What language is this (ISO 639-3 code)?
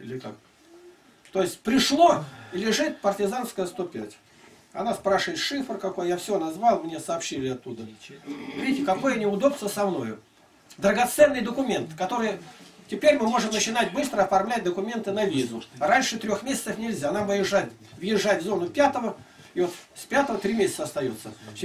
rus